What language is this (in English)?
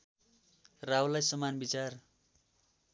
Nepali